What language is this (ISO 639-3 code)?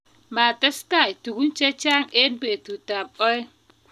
kln